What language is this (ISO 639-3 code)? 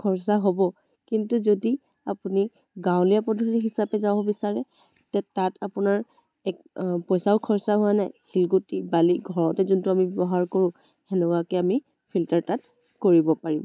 asm